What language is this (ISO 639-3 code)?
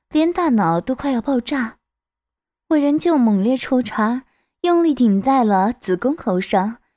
zho